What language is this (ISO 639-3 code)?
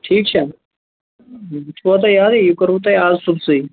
kas